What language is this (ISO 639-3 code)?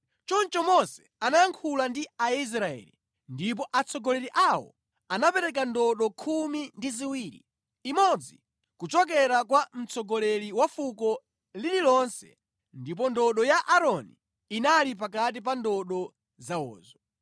nya